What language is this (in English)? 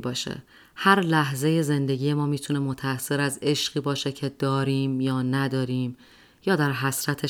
Persian